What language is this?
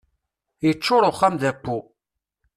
Kabyle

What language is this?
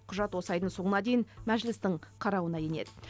Kazakh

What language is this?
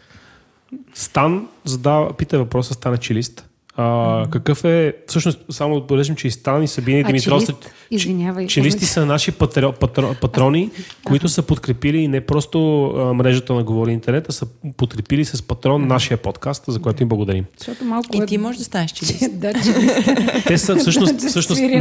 Bulgarian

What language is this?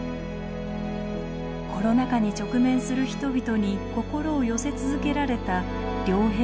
Japanese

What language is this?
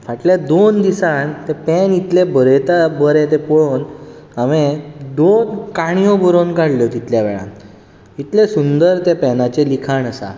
Konkani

